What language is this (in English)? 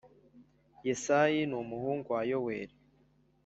Kinyarwanda